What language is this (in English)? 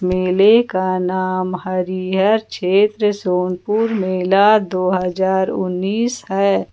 Hindi